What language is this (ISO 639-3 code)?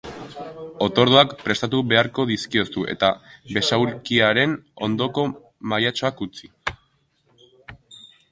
eus